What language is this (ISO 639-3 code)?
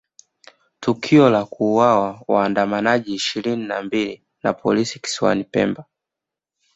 swa